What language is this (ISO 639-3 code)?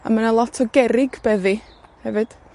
cym